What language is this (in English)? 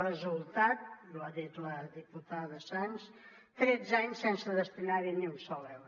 Catalan